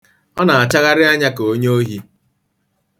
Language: Igbo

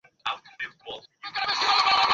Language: Bangla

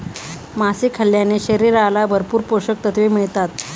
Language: Marathi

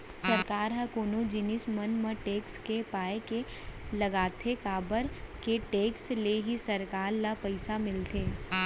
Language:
Chhattisgarhi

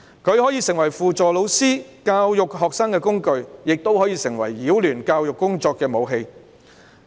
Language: Cantonese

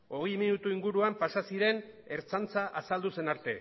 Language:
Basque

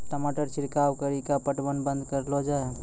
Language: Maithili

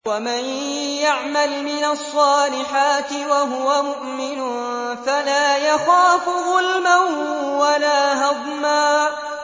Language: Arabic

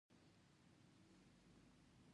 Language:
Pashto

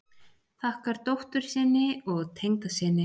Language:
Icelandic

